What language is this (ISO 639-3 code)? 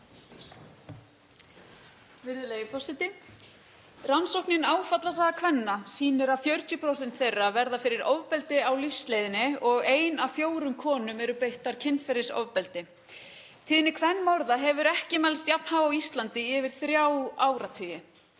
isl